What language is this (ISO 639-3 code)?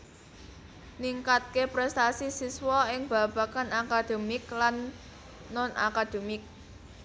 jav